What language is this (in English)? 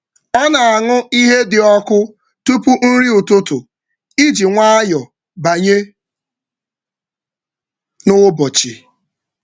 Igbo